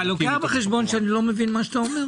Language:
Hebrew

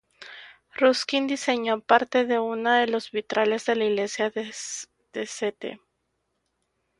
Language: Spanish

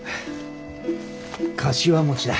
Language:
Japanese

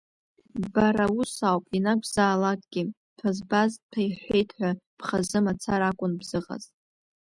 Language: Abkhazian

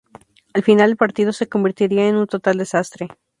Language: Spanish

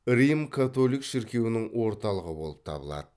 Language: Kazakh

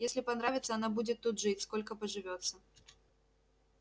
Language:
Russian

